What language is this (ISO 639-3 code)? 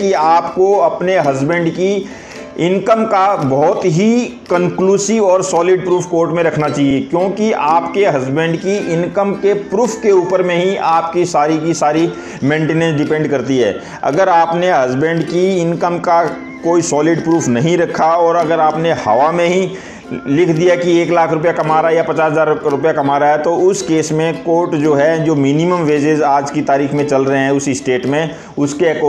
hin